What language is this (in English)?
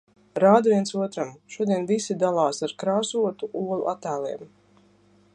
Latvian